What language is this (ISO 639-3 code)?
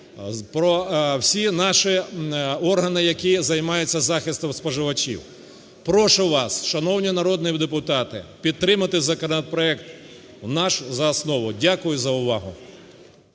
ukr